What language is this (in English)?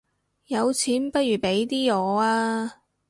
Cantonese